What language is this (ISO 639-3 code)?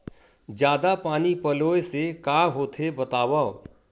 hne